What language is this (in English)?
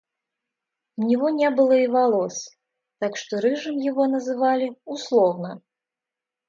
Russian